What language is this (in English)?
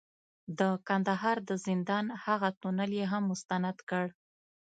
Pashto